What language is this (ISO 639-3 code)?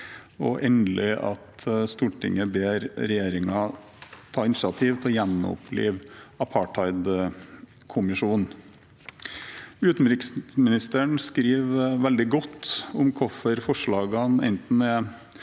nor